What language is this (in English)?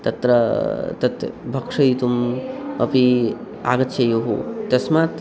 Sanskrit